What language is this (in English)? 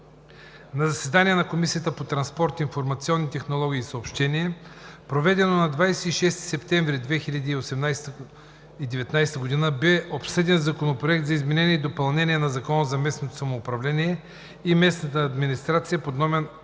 Bulgarian